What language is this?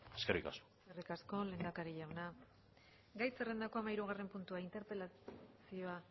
Basque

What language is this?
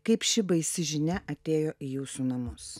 Lithuanian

